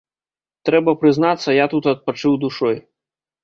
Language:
Belarusian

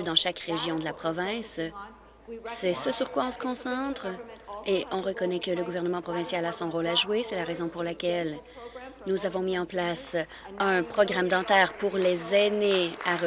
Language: French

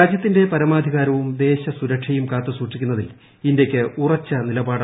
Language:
Malayalam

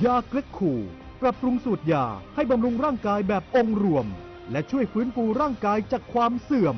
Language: Thai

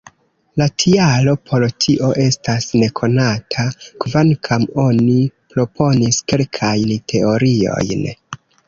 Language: Esperanto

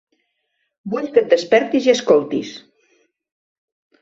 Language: Catalan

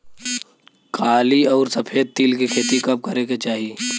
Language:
Bhojpuri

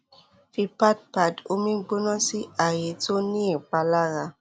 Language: Yoruba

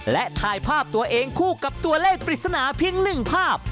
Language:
Thai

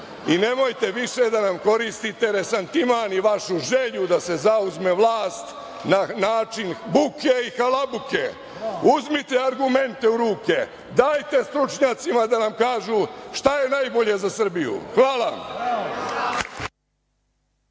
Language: Serbian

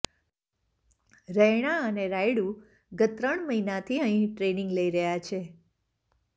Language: Gujarati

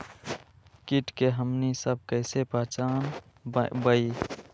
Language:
Magahi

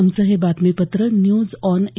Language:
Marathi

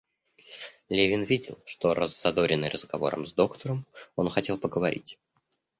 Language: Russian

